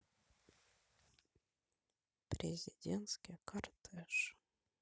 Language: Russian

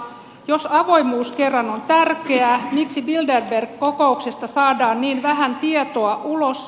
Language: Finnish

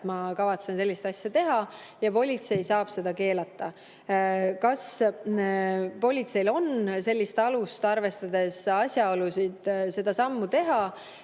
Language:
Estonian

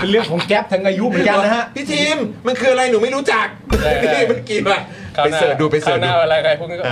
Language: Thai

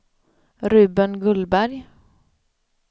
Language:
Swedish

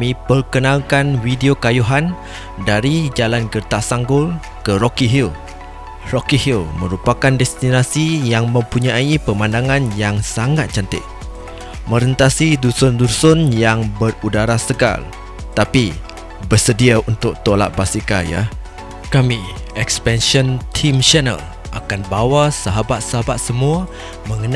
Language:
Malay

